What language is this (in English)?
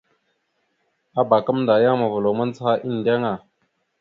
Mada (Cameroon)